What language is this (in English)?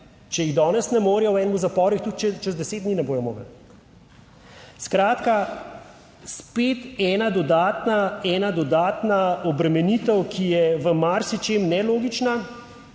Slovenian